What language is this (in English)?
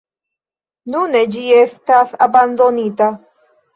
Esperanto